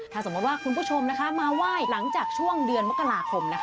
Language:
Thai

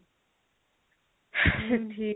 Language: Odia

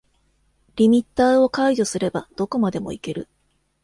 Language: Japanese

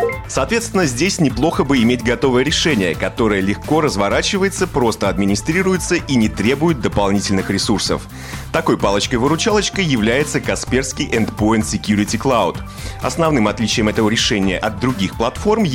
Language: Russian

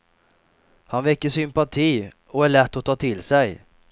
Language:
Swedish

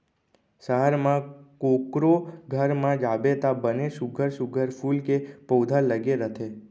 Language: Chhattisgarhi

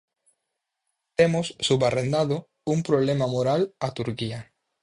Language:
Galician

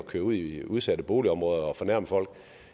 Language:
Danish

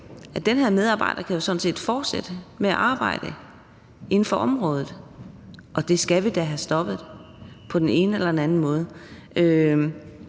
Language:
Danish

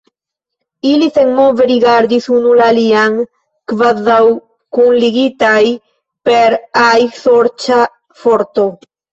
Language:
Esperanto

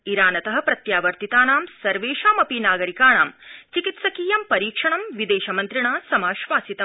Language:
Sanskrit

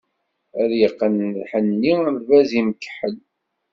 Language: Kabyle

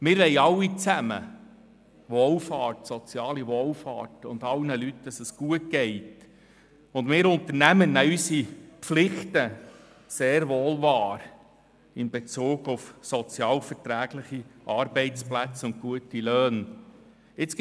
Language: Swiss German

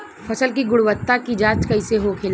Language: Bhojpuri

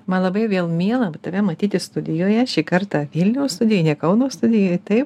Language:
Lithuanian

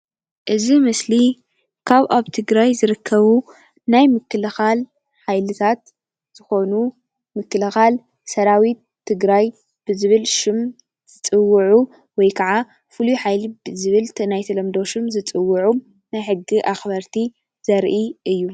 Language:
Tigrinya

